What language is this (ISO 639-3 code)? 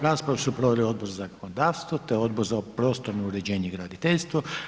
hrv